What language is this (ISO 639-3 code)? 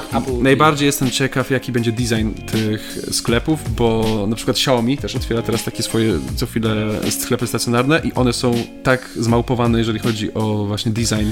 pol